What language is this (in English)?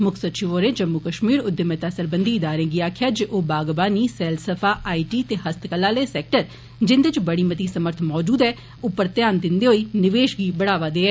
Dogri